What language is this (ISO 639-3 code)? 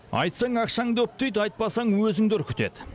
kaz